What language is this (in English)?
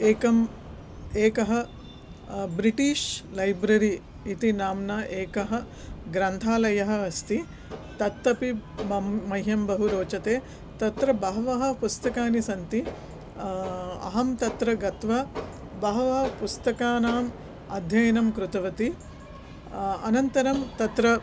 Sanskrit